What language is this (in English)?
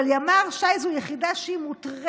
Hebrew